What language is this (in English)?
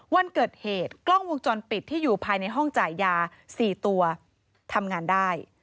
Thai